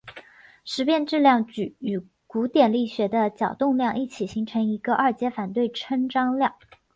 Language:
Chinese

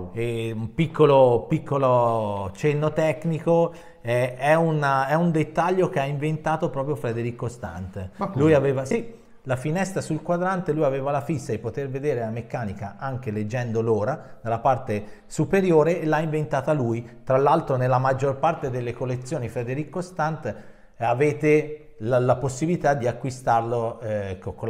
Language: Italian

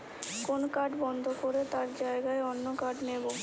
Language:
Bangla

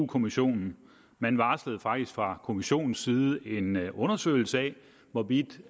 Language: Danish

